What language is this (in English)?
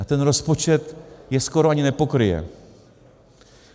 Czech